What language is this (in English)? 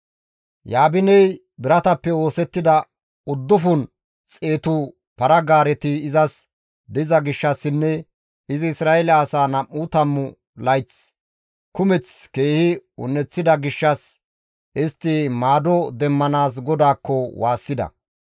Gamo